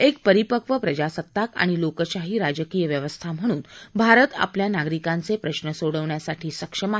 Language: Marathi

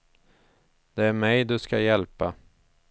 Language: Swedish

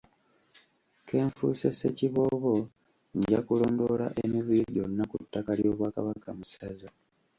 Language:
Ganda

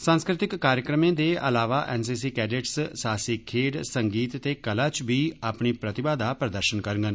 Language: Dogri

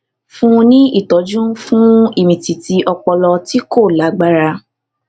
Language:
Yoruba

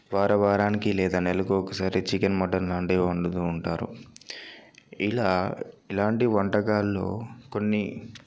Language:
Telugu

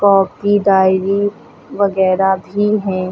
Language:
Hindi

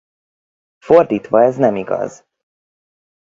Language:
Hungarian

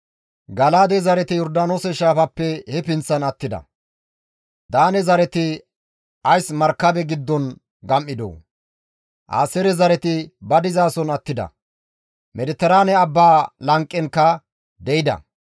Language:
Gamo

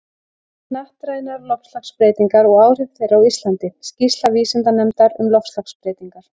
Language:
Icelandic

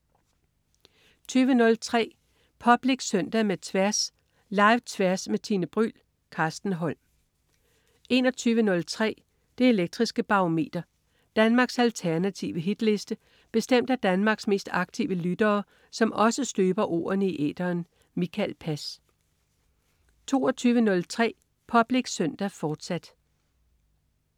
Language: Danish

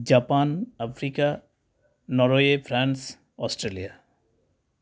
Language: Santali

